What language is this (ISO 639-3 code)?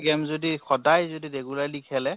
asm